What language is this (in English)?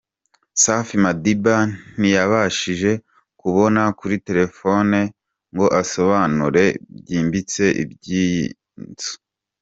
Kinyarwanda